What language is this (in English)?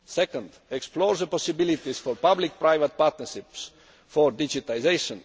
English